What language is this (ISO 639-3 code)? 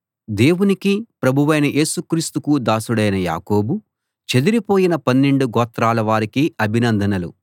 tel